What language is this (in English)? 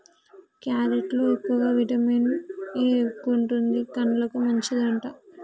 Telugu